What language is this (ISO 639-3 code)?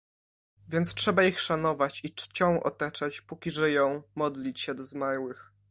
pol